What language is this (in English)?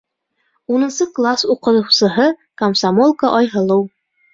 Bashkir